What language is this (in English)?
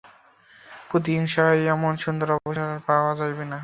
Bangla